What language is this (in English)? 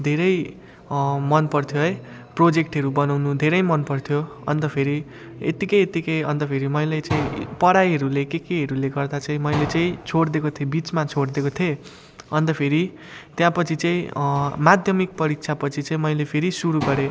Nepali